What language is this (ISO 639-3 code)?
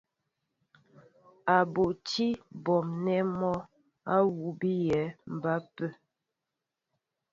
mbo